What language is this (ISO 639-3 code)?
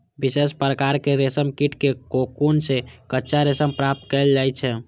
mai